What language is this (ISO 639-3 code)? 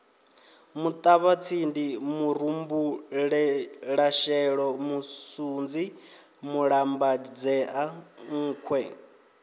ven